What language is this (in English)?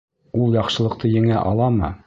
Bashkir